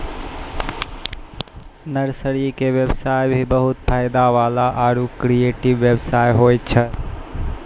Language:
Maithili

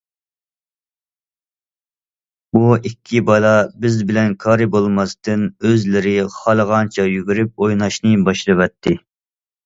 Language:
Uyghur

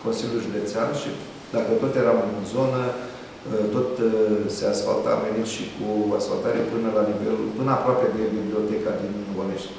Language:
Romanian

